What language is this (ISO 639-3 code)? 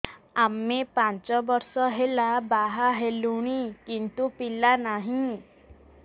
ori